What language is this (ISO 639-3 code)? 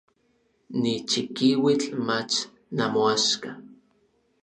nlv